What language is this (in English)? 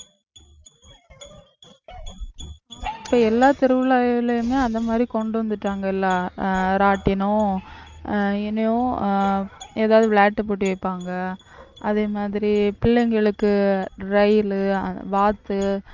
Tamil